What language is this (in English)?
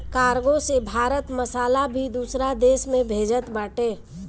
Bhojpuri